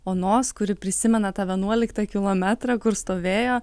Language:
Lithuanian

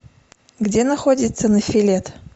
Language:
Russian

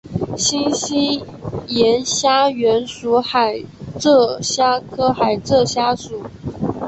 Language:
Chinese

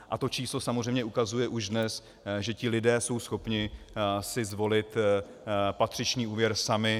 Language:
Czech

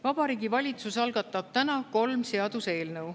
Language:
Estonian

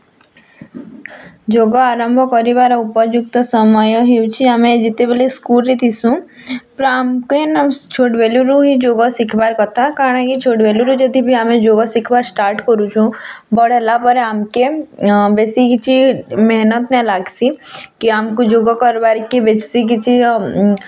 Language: Odia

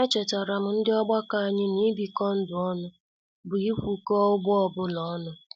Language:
Igbo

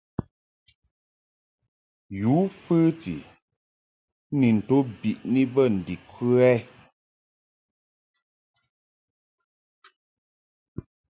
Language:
Mungaka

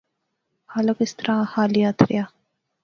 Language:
Pahari-Potwari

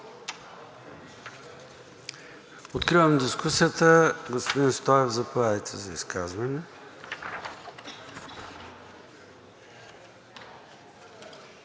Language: Bulgarian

